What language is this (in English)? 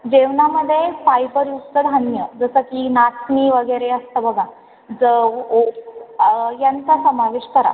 Marathi